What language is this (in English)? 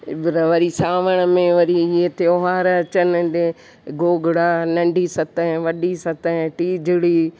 Sindhi